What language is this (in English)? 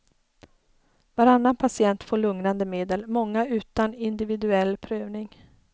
Swedish